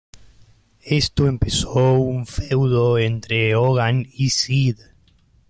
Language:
Spanish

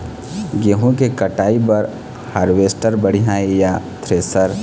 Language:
Chhattisgarhi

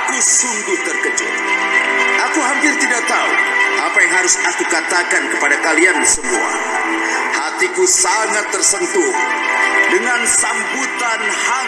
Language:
Indonesian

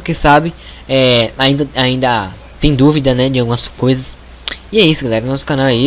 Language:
Portuguese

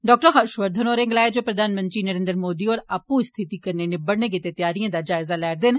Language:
Dogri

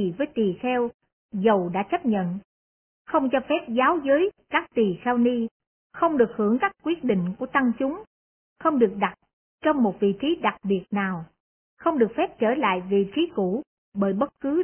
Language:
Vietnamese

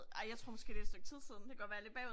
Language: Danish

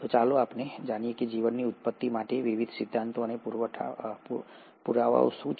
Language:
Gujarati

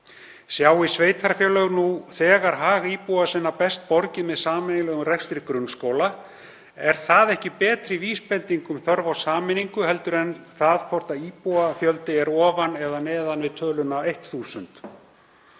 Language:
Icelandic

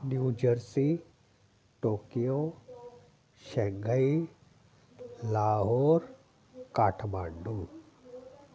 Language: Sindhi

